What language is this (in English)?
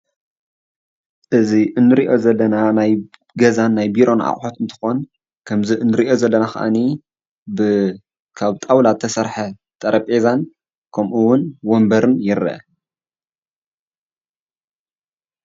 Tigrinya